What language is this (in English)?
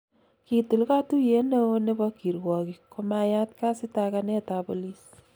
Kalenjin